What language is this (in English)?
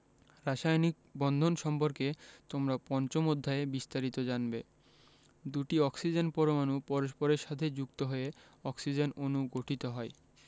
Bangla